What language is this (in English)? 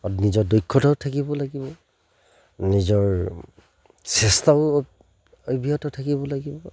Assamese